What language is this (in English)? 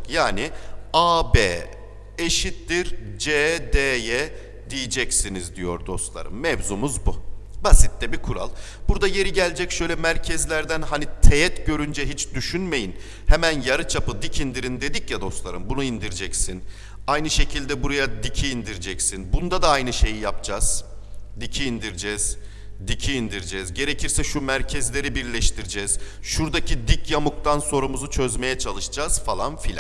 Turkish